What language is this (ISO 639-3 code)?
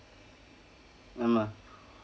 eng